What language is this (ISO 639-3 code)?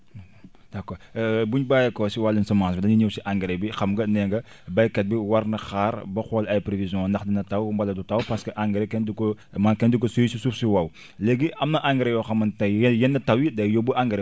wol